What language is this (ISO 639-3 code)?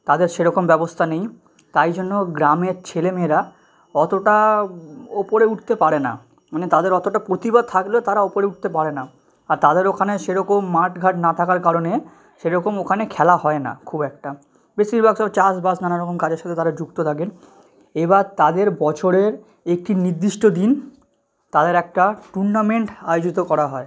ben